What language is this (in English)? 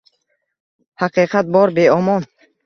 Uzbek